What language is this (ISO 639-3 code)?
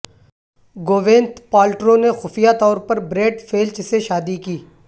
urd